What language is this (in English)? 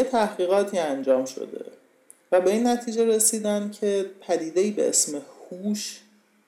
Persian